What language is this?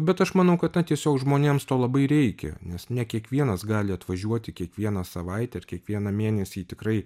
Lithuanian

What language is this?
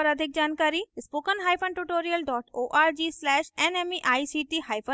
Hindi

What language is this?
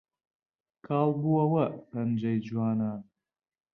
Central Kurdish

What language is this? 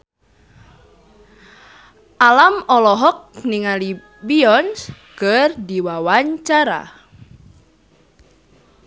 Sundanese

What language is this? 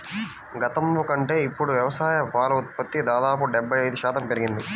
Telugu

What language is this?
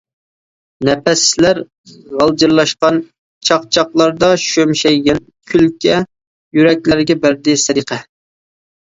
Uyghur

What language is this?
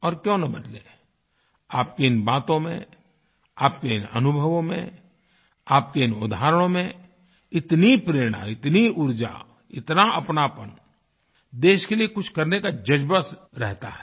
Hindi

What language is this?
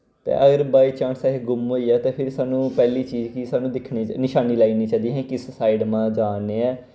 Dogri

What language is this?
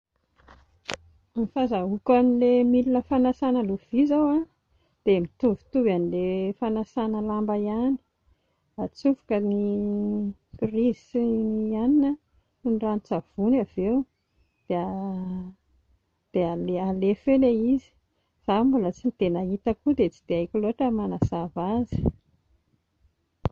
Malagasy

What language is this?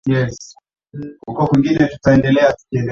Swahili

